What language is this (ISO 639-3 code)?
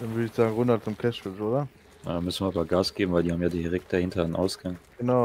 deu